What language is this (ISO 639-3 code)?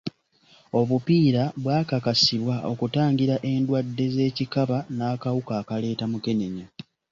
lug